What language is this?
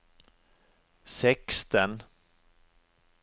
Norwegian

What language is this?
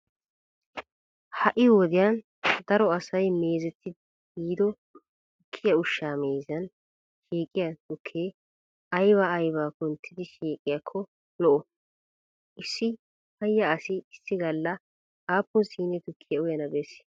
Wolaytta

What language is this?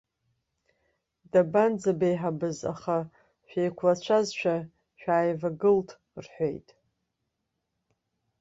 Abkhazian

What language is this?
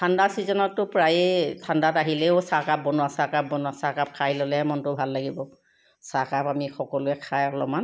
Assamese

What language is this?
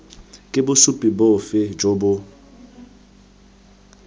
Tswana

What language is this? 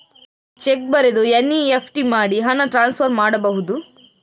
Kannada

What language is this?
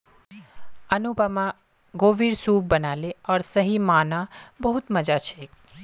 Magahi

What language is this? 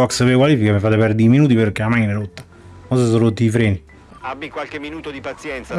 Italian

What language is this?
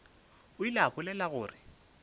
Northern Sotho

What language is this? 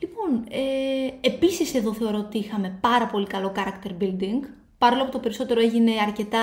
Greek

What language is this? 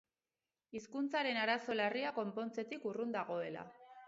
Basque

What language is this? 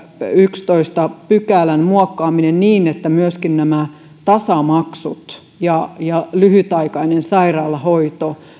Finnish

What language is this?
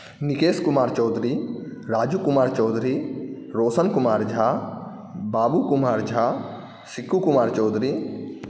Maithili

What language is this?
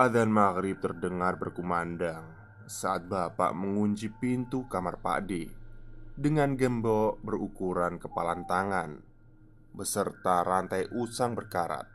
Indonesian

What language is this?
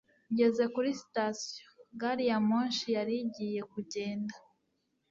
Kinyarwanda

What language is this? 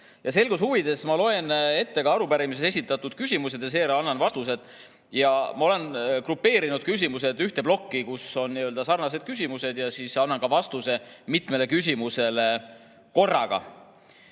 Estonian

